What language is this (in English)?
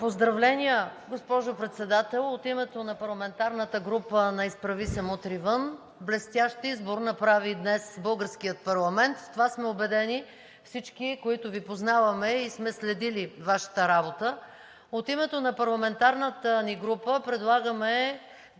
Bulgarian